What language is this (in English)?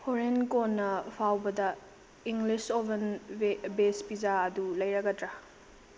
Manipuri